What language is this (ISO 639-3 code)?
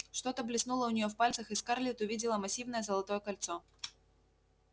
rus